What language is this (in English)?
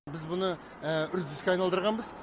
Kazakh